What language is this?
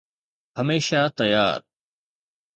Sindhi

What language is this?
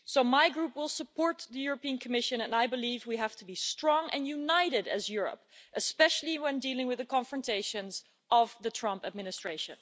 English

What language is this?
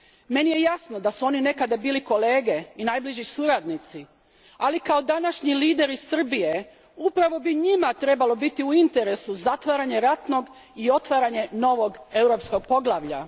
Croatian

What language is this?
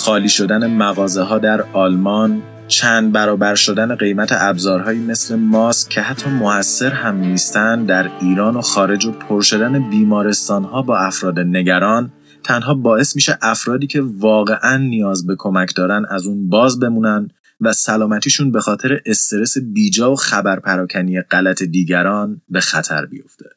Persian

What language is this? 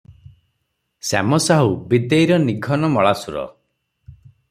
Odia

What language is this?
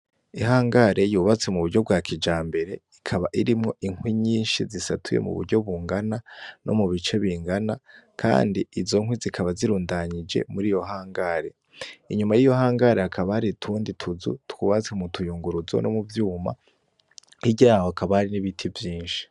Rundi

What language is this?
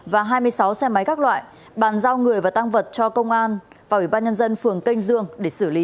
Vietnamese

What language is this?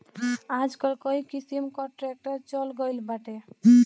Bhojpuri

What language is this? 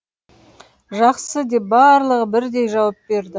Kazakh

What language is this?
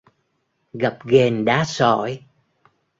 Vietnamese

